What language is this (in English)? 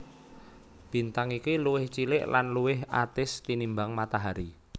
Javanese